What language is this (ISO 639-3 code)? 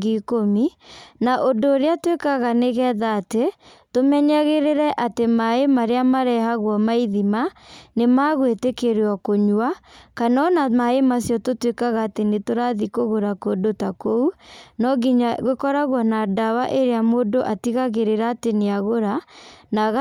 kik